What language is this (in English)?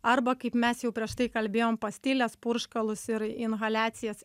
Lithuanian